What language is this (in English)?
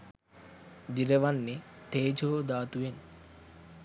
Sinhala